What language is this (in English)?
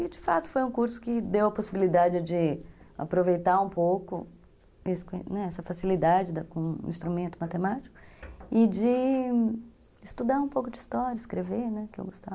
Portuguese